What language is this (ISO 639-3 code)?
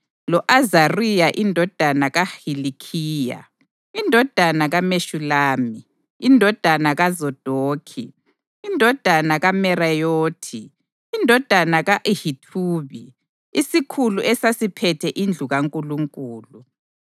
nde